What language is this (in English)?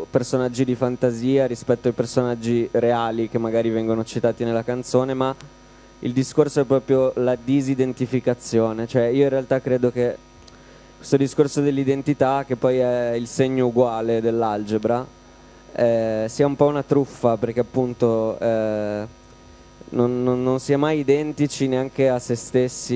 Italian